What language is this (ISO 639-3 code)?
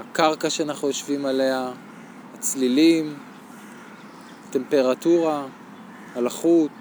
heb